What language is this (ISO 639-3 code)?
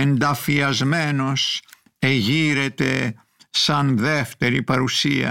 ell